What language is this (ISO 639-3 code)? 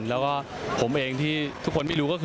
tha